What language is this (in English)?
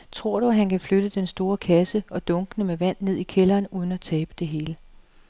Danish